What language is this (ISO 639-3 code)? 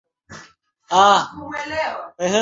swa